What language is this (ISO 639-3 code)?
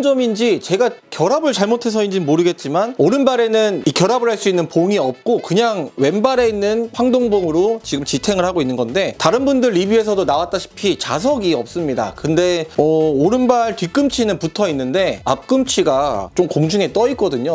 kor